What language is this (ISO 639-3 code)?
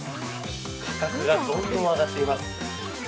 jpn